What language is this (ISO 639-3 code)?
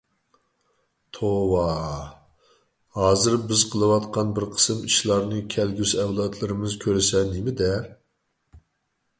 uig